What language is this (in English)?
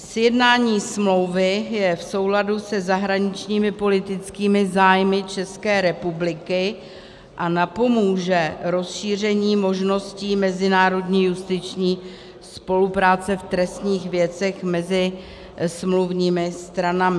Czech